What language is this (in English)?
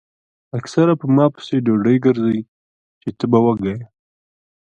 Pashto